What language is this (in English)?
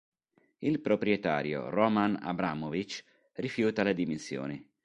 Italian